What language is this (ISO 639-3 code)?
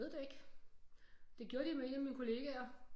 dan